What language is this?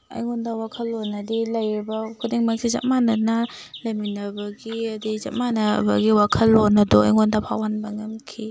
Manipuri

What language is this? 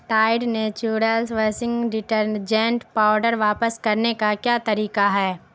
Urdu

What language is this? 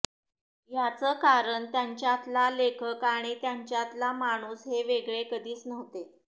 Marathi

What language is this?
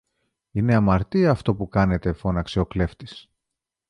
Greek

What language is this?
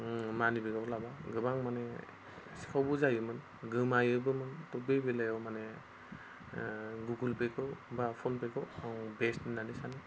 Bodo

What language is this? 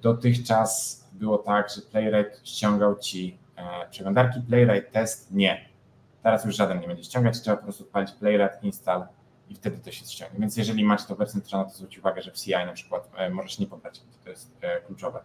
Polish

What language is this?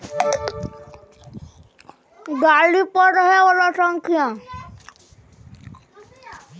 Maithili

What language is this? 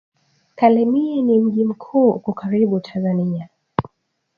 Swahili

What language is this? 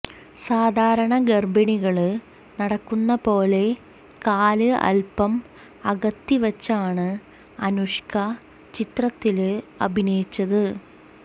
Malayalam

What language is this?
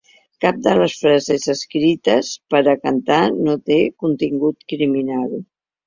Catalan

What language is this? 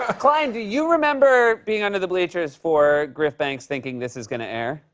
English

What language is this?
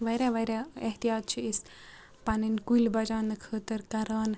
Kashmiri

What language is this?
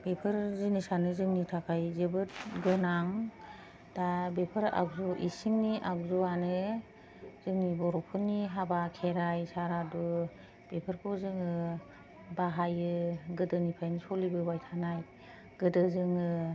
Bodo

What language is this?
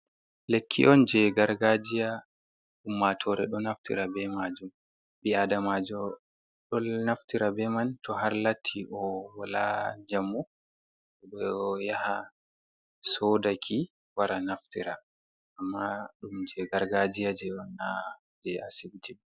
Fula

